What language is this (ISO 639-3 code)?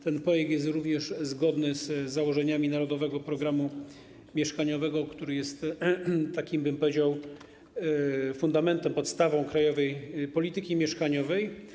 pol